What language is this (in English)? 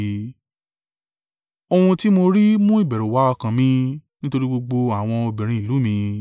Yoruba